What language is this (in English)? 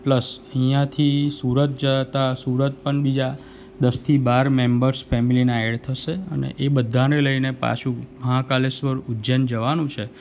Gujarati